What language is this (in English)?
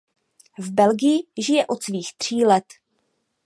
Czech